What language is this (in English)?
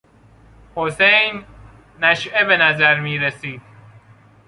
Persian